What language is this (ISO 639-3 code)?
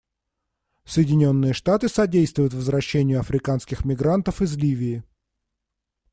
rus